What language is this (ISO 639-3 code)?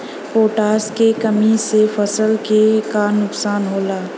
bho